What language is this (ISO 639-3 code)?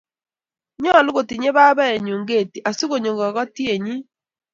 kln